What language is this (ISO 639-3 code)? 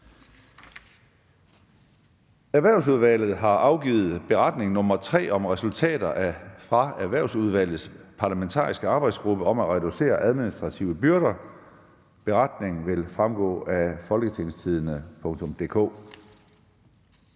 dan